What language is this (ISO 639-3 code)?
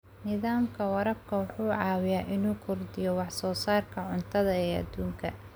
som